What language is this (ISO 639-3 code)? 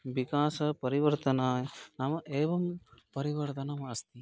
san